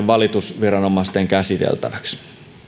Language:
Finnish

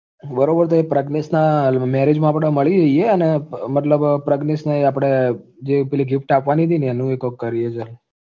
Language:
Gujarati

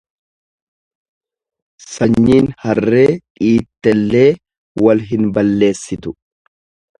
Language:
Oromo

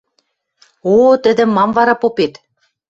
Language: Western Mari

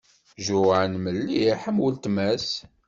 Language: Kabyle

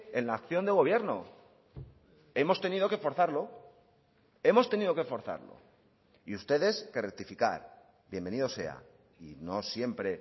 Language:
Spanish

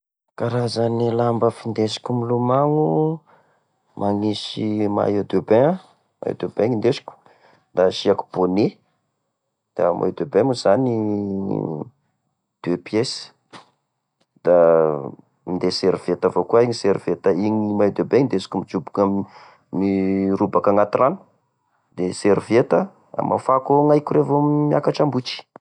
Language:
Tesaka Malagasy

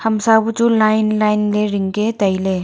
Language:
Wancho Naga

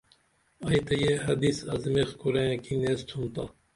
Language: Dameli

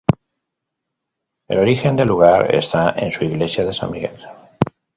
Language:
Spanish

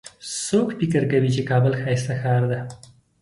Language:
Pashto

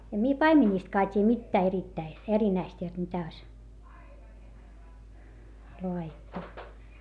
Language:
Finnish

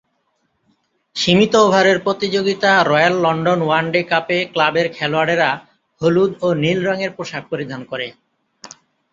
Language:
Bangla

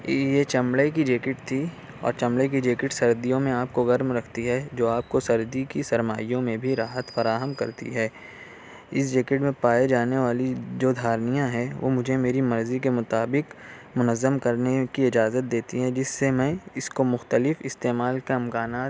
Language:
Urdu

